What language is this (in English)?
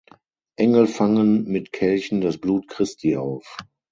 German